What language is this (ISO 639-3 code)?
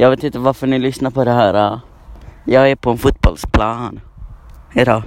swe